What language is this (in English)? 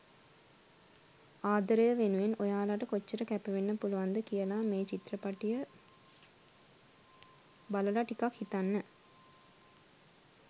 Sinhala